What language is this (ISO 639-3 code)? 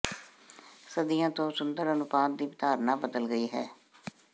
pan